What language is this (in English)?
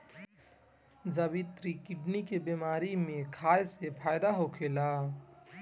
Bhojpuri